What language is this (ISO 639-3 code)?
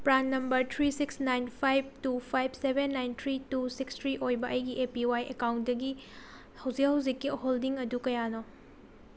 mni